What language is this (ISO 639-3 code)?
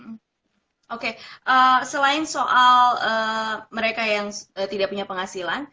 ind